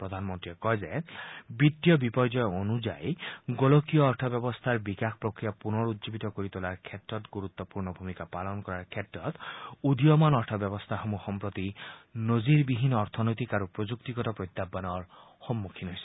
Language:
Assamese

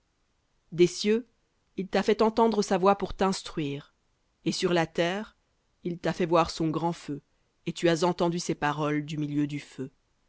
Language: French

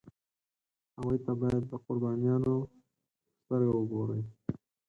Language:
Pashto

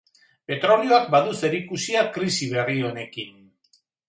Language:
Basque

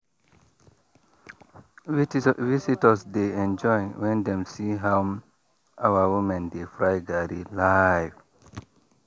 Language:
Nigerian Pidgin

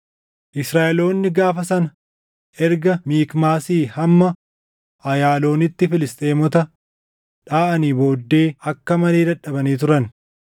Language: Oromo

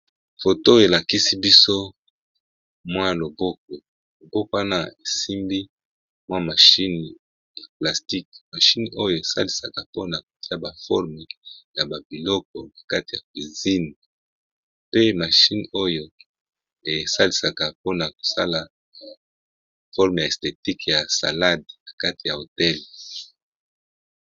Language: Lingala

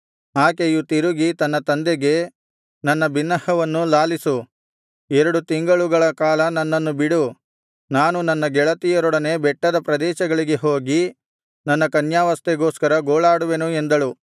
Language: Kannada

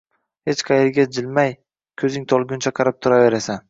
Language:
Uzbek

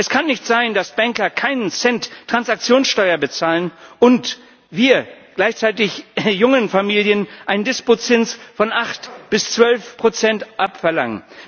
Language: German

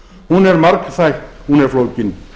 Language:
Icelandic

